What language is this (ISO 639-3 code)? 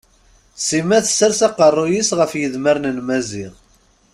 kab